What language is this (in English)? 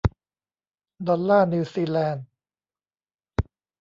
Thai